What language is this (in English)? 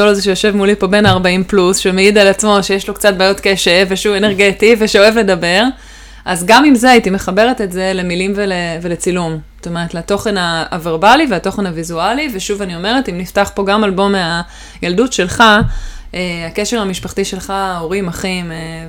Hebrew